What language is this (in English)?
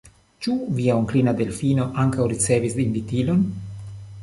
Esperanto